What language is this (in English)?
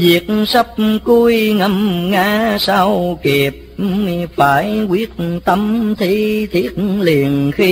Vietnamese